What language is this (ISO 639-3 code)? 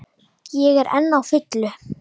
isl